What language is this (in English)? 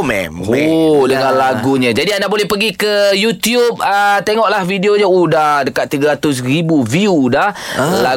Malay